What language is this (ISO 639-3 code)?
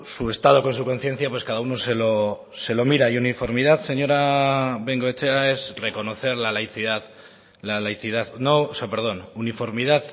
spa